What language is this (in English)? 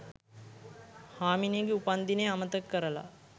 Sinhala